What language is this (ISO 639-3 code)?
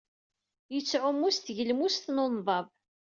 kab